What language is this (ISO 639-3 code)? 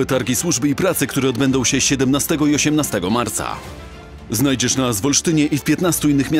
pol